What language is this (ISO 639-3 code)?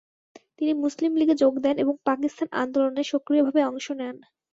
ben